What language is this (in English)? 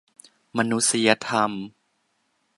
Thai